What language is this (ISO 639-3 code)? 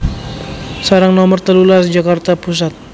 jav